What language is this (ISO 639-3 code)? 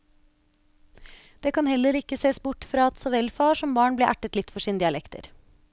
nor